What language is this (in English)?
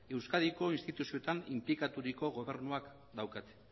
Basque